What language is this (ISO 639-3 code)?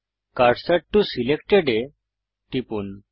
ben